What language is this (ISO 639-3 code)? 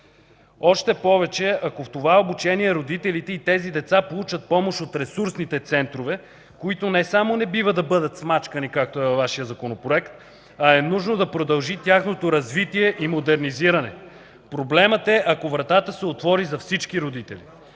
bul